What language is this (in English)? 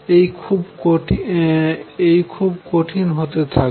Bangla